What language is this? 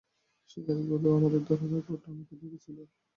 Bangla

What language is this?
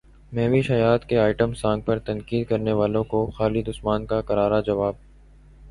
Urdu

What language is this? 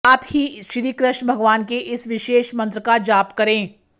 Hindi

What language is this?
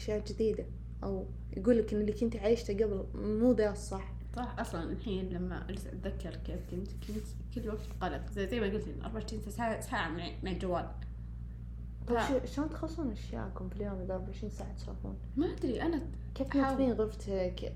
Arabic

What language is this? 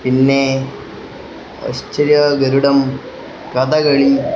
Malayalam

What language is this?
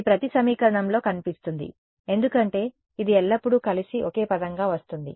Telugu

